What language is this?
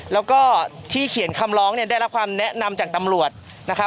Thai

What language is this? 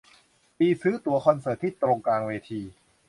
Thai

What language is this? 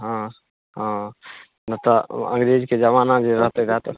Maithili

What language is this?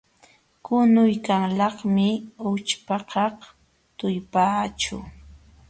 Jauja Wanca Quechua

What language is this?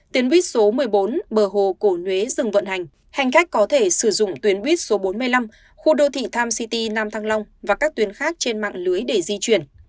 Vietnamese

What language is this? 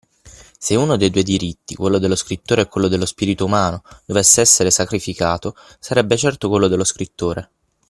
Italian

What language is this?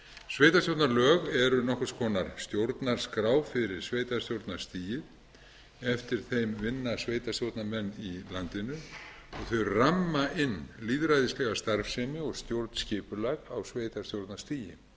Icelandic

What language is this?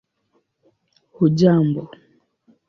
Swahili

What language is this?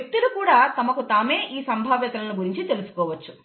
Telugu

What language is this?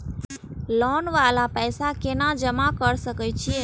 Maithili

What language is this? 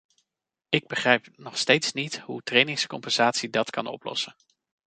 Dutch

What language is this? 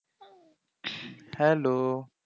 Bangla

